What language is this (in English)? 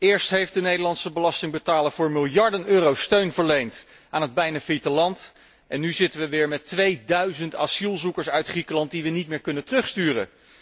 Dutch